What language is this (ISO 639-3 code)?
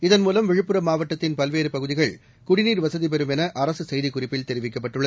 tam